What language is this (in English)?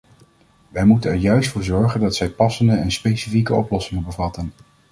Dutch